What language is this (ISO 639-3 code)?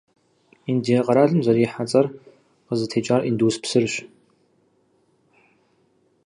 kbd